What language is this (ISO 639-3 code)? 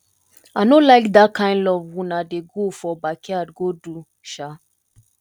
pcm